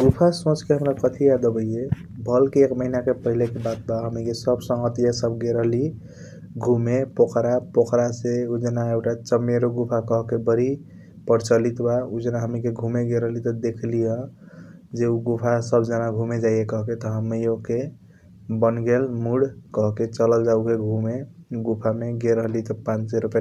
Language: Kochila Tharu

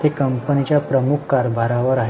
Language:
Marathi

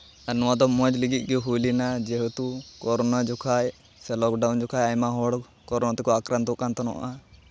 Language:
Santali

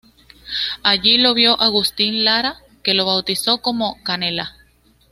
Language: Spanish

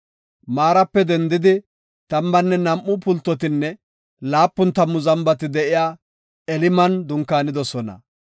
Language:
Gofa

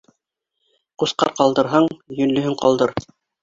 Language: Bashkir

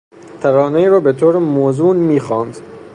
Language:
Persian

